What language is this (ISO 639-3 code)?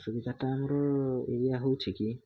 ori